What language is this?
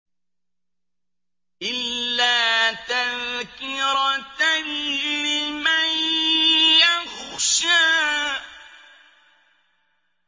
Arabic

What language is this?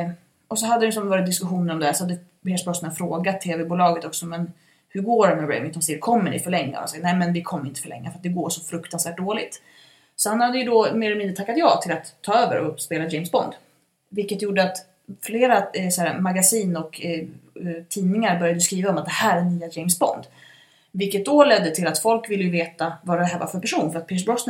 Swedish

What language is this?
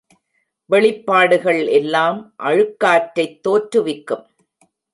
Tamil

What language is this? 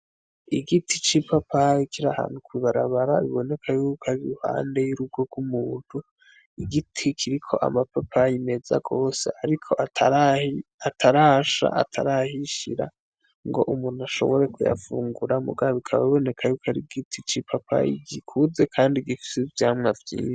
Rundi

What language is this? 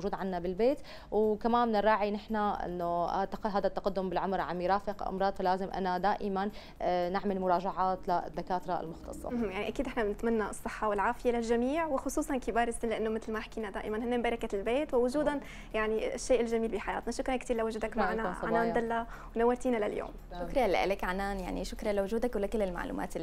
Arabic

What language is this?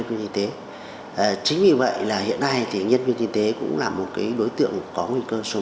Vietnamese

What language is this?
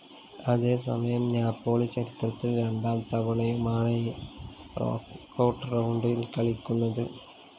Malayalam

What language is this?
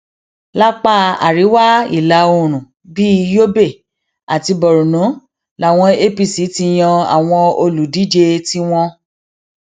Yoruba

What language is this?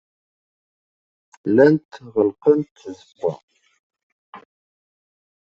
Kabyle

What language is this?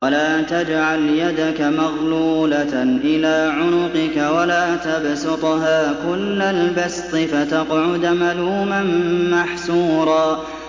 Arabic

